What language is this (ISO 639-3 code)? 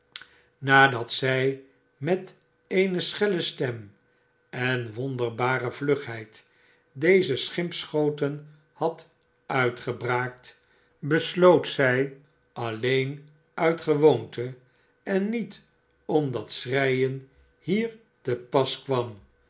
nld